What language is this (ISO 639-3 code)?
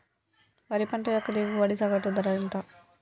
tel